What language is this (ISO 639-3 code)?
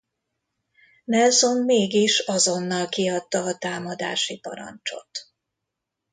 hun